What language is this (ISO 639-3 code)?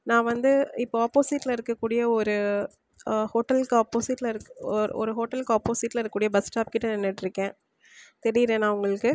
tam